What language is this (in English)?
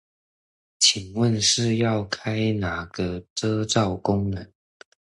Chinese